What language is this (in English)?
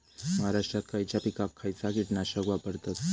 Marathi